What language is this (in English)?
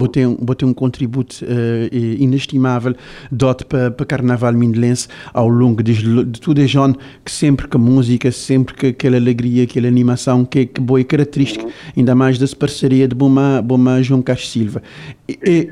Portuguese